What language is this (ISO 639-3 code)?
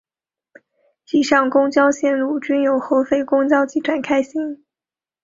zho